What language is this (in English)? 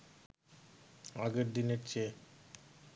Bangla